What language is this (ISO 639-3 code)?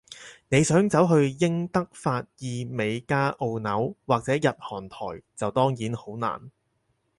yue